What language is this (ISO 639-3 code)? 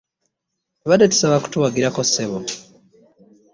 lug